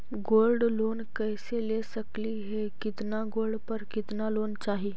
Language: Magahi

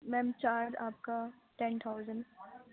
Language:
Urdu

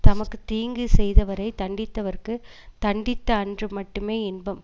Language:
Tamil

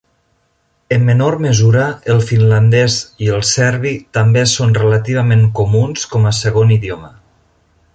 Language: Catalan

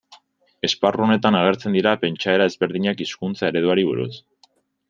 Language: Basque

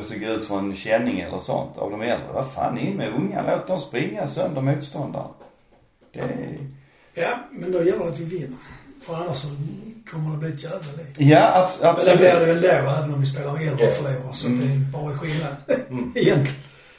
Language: Swedish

